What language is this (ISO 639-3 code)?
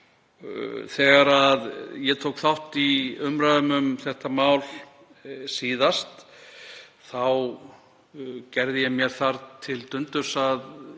isl